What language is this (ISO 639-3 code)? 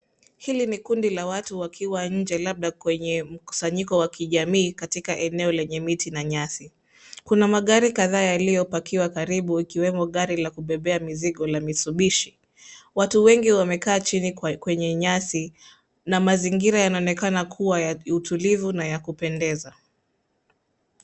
swa